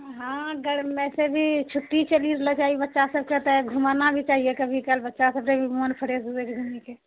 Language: Maithili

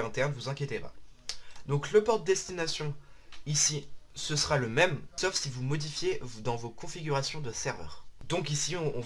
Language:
French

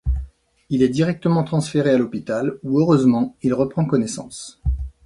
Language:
French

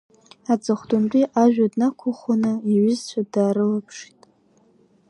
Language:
Abkhazian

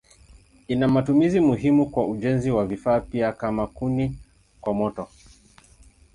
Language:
Swahili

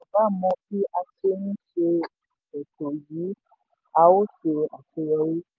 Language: Yoruba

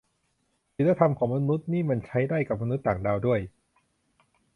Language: Thai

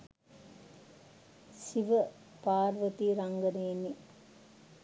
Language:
Sinhala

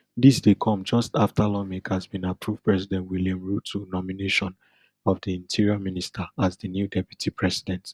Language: Nigerian Pidgin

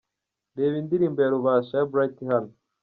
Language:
Kinyarwanda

